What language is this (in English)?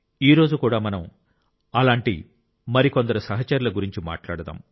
Telugu